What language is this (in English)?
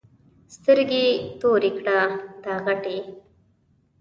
Pashto